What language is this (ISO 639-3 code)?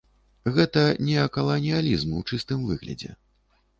bel